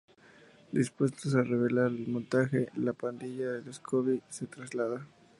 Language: Spanish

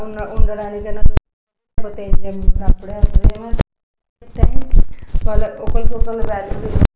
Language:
Telugu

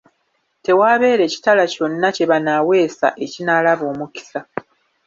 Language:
Ganda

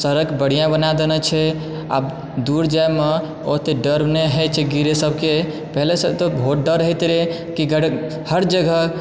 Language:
Maithili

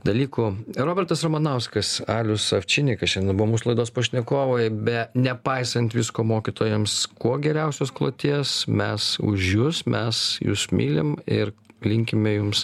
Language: Lithuanian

